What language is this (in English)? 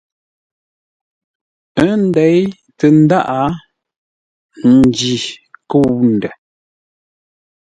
Ngombale